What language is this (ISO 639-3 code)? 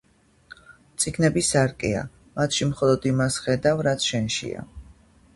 kat